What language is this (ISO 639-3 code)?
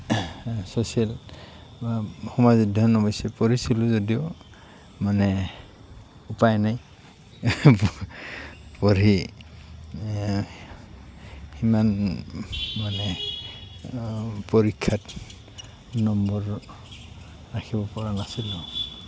asm